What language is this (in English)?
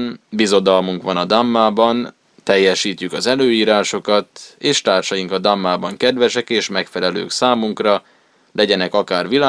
Hungarian